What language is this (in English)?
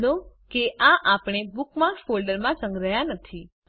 Gujarati